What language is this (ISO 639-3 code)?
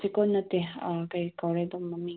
mni